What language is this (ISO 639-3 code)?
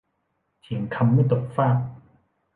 tha